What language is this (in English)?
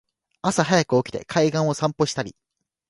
Japanese